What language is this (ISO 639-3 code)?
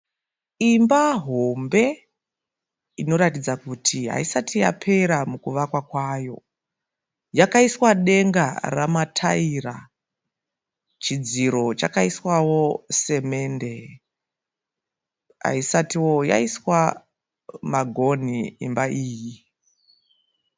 sna